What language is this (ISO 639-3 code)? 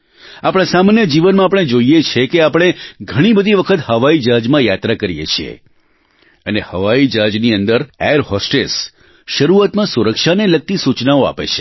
guj